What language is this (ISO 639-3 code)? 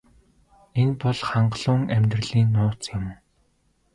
mon